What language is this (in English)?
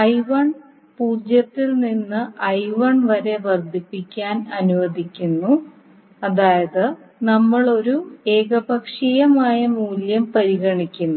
Malayalam